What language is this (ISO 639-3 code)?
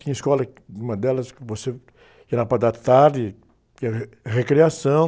por